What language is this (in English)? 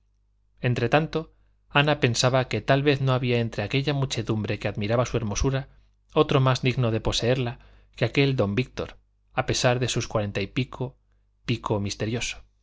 Spanish